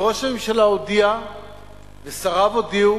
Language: Hebrew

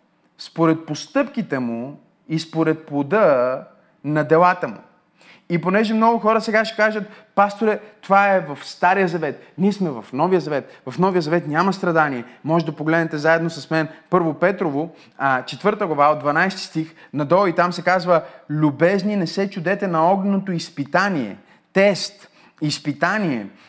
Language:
Bulgarian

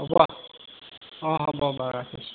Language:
Assamese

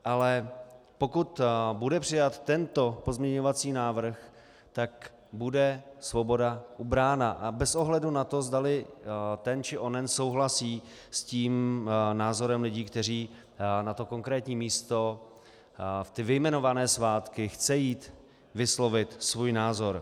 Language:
Czech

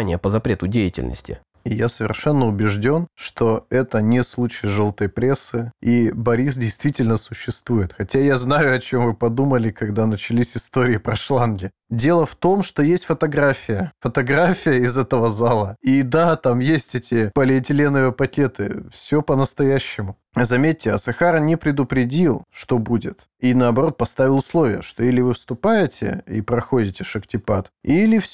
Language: Russian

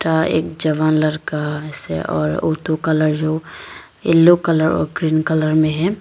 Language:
Hindi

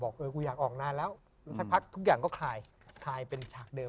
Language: Thai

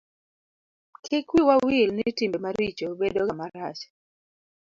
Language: Luo (Kenya and Tanzania)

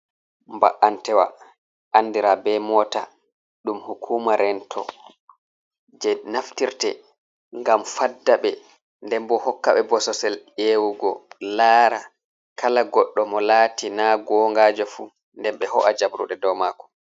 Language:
Fula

